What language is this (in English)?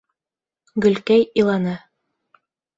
Bashkir